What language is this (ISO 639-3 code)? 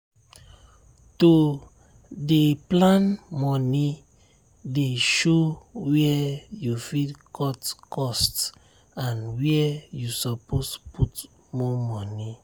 pcm